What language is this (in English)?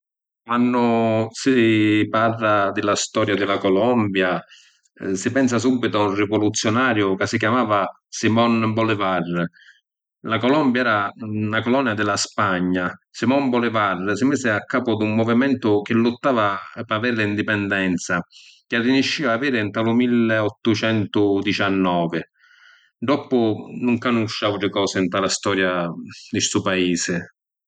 Sicilian